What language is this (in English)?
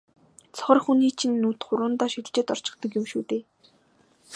Mongolian